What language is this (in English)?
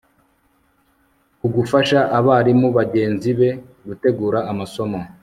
Kinyarwanda